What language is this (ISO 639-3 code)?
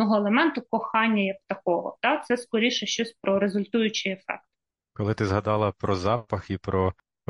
ukr